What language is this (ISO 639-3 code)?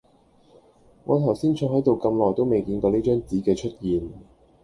yue